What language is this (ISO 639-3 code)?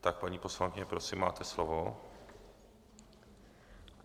ces